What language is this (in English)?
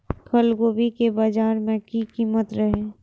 Maithili